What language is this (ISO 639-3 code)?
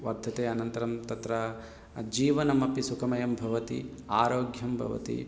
san